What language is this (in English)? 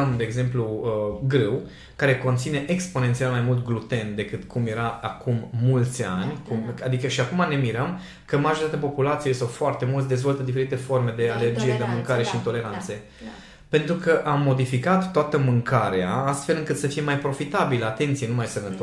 Romanian